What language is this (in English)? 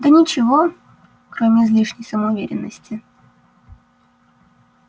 Russian